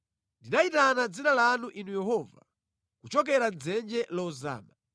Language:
Nyanja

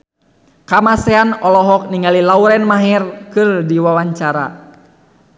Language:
Sundanese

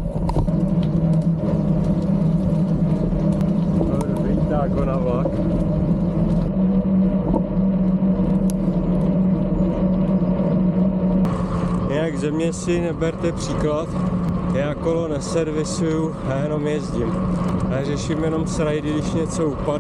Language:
Czech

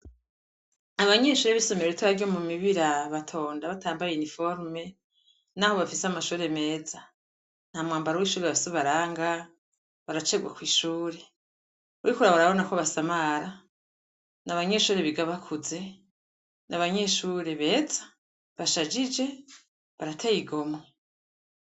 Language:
Rundi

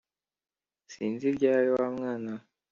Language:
Kinyarwanda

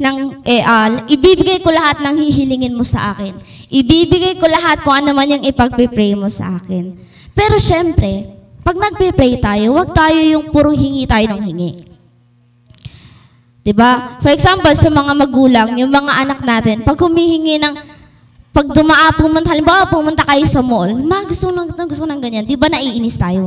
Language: Filipino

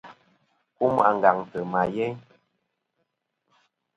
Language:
Kom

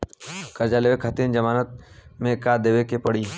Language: Bhojpuri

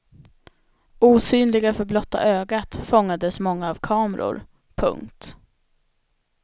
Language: Swedish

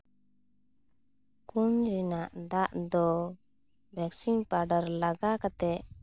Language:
Santali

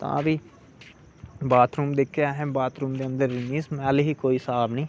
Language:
Dogri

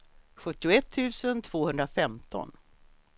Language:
Swedish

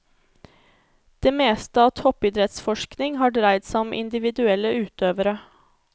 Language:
Norwegian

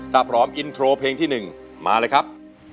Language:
Thai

